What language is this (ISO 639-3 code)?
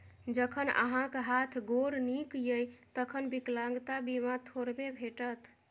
mai